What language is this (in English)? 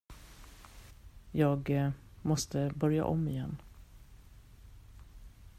Swedish